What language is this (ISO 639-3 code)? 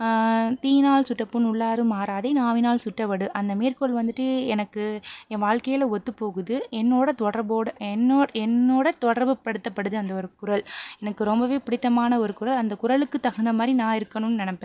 tam